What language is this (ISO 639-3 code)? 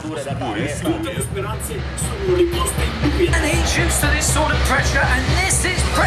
fra